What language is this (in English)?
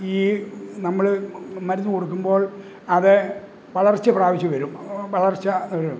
Malayalam